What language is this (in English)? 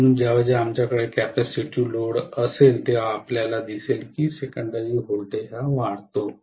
Marathi